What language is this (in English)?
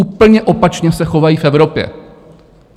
Czech